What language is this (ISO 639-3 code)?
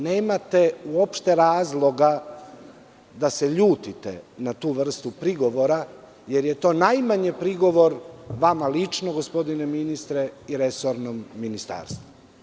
srp